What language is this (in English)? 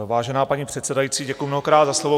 Czech